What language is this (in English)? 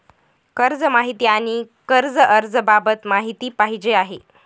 Marathi